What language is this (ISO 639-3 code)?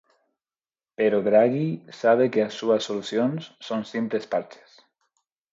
glg